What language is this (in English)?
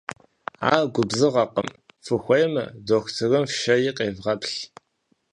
Kabardian